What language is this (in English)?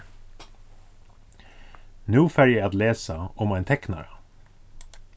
Faroese